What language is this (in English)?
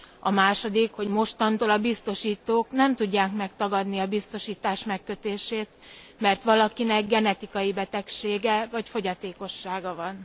Hungarian